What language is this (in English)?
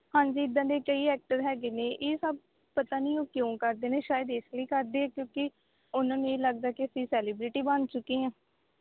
Punjabi